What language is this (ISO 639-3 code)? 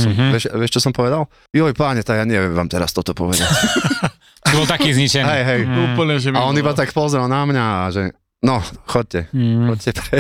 slk